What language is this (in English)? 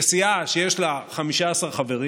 Hebrew